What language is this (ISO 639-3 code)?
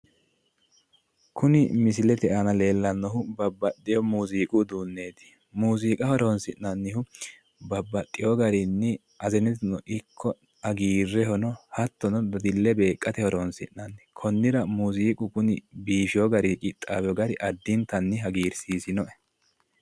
sid